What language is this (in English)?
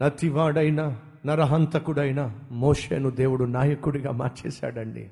Telugu